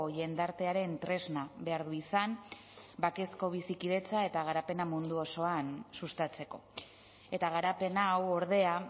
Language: Basque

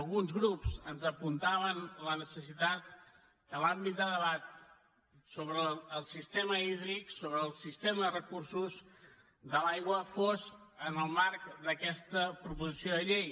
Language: Catalan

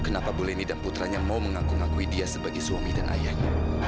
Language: Indonesian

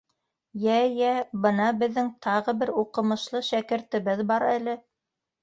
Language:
Bashkir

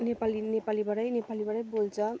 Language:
Nepali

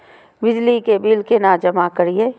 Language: Maithili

